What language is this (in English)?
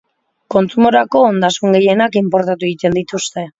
Basque